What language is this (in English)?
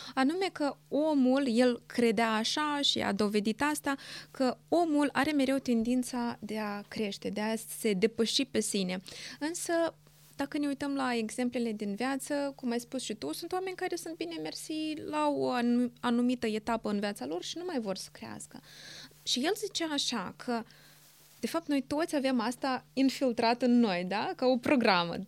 Romanian